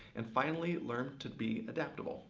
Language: English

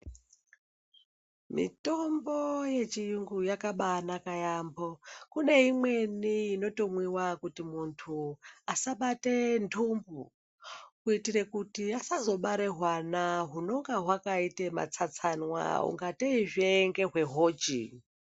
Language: Ndau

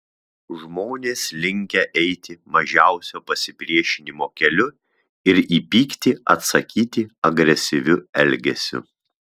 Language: Lithuanian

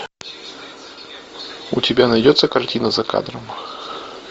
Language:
Russian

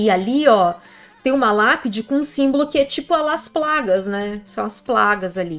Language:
Portuguese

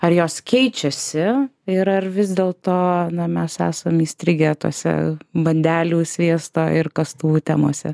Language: Lithuanian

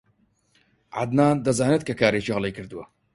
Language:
Central Kurdish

